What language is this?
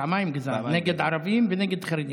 Hebrew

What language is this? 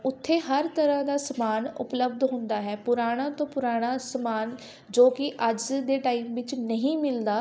Punjabi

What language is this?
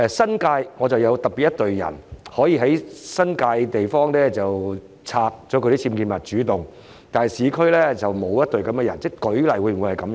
Cantonese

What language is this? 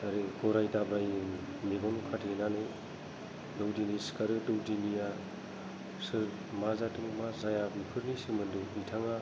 Bodo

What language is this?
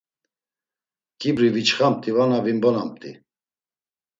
Laz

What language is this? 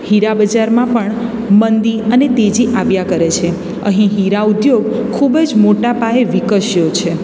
Gujarati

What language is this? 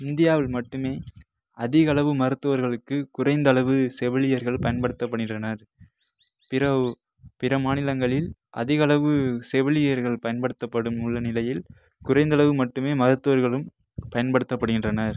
Tamil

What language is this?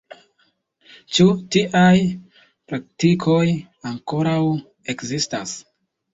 Esperanto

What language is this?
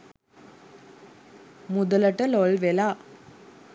Sinhala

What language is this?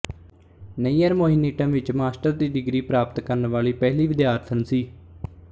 Punjabi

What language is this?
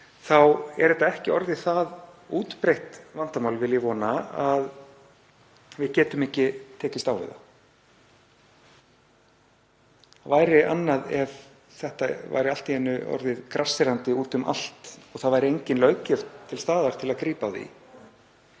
Icelandic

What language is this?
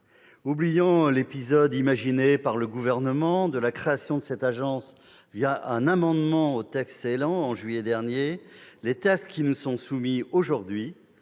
French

